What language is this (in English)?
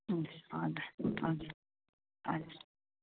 Nepali